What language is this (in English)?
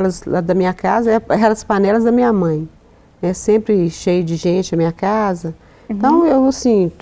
Portuguese